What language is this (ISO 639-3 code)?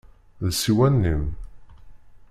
kab